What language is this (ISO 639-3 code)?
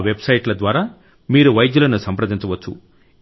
tel